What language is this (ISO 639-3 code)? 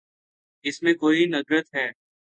urd